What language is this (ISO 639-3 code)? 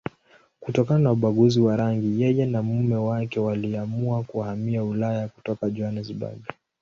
swa